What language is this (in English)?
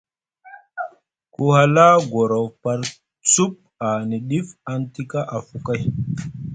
Musgu